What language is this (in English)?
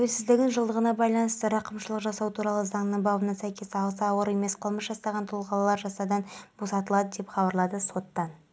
Kazakh